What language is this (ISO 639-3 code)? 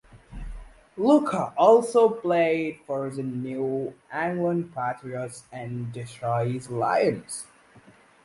eng